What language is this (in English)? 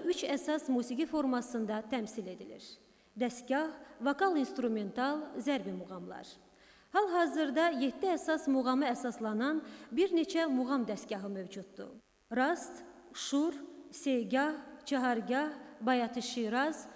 Turkish